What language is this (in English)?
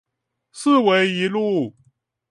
Chinese